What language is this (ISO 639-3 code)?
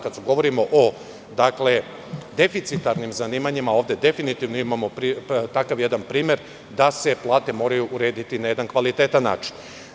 srp